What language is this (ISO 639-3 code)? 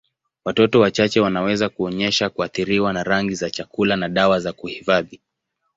swa